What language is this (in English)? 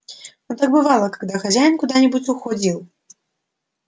Russian